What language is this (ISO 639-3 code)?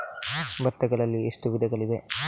kan